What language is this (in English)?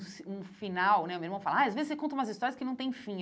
Portuguese